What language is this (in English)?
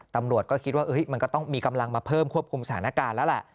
Thai